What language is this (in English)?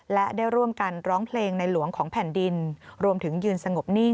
Thai